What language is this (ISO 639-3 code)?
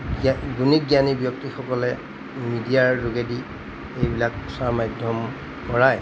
asm